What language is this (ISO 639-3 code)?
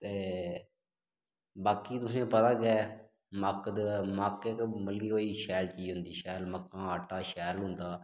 doi